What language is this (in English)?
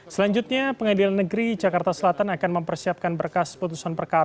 Indonesian